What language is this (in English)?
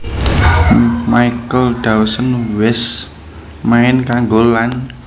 Javanese